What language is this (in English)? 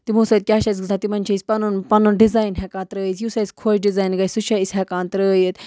Kashmiri